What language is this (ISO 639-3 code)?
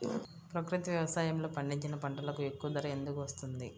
tel